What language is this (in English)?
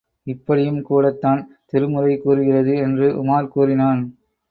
Tamil